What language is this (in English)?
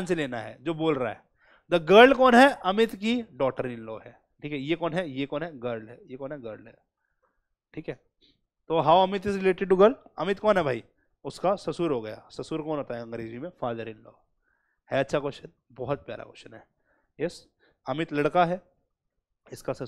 Hindi